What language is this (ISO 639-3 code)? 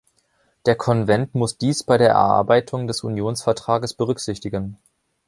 deu